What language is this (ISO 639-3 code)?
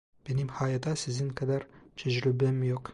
tur